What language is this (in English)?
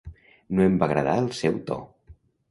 Catalan